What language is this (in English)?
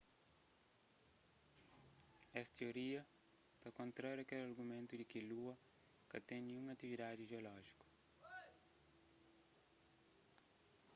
Kabuverdianu